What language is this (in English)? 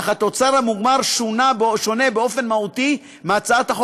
Hebrew